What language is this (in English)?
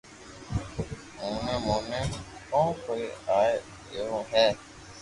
Loarki